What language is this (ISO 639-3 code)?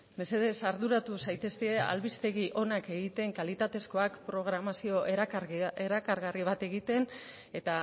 eus